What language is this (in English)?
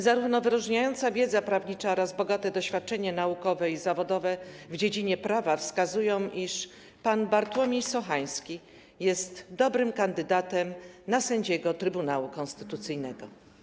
Polish